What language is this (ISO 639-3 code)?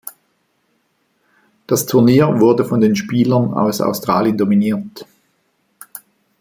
deu